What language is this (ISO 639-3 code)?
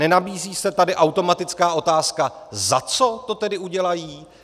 ces